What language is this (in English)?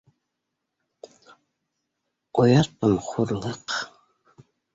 Bashkir